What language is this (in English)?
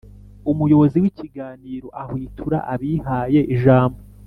Kinyarwanda